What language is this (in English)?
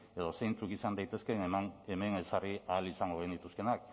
Basque